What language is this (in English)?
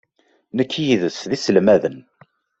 Kabyle